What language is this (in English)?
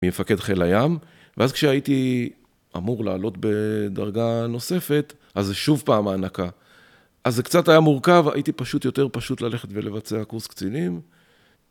Hebrew